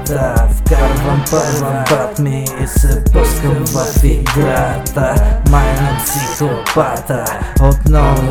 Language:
Bulgarian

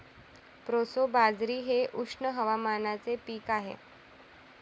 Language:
Marathi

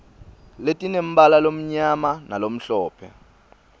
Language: Swati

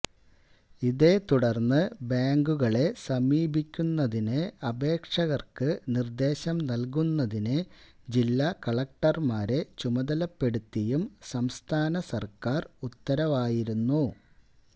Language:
Malayalam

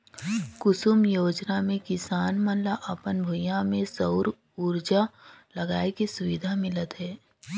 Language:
Chhattisgarhi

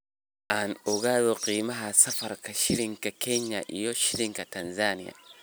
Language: Somali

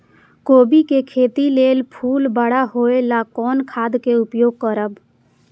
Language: Maithili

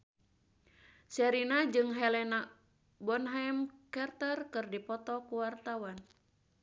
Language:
Sundanese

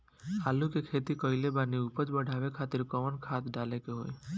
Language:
Bhojpuri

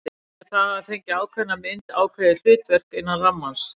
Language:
Icelandic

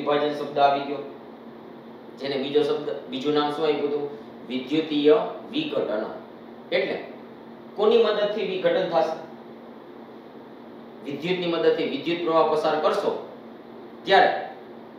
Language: Hindi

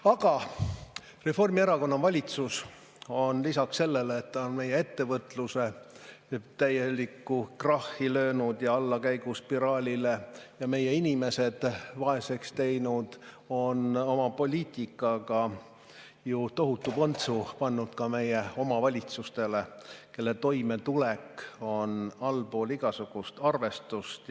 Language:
Estonian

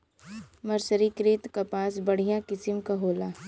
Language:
Bhojpuri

